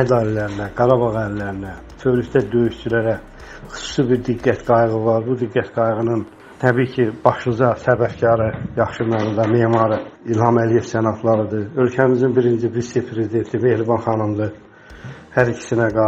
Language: Turkish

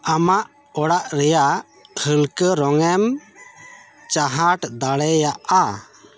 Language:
Santali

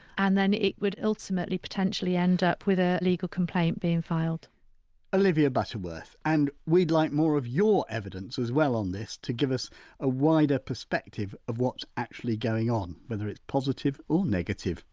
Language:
English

